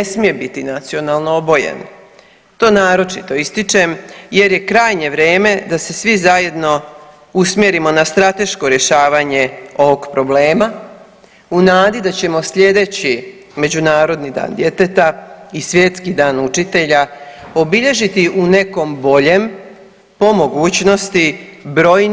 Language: Croatian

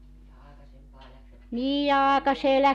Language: Finnish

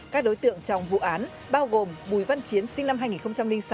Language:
Vietnamese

